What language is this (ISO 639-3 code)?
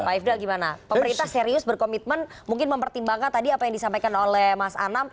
ind